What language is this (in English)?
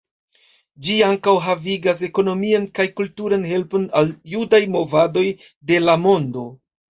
Esperanto